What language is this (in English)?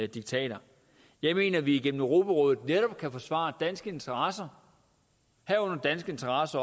Danish